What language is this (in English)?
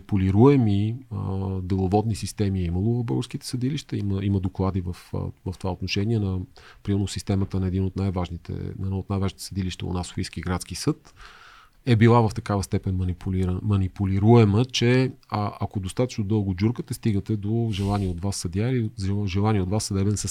Bulgarian